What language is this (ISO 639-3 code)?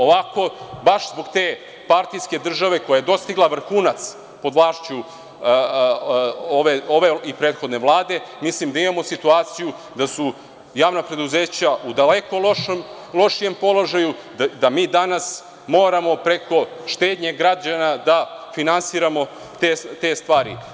srp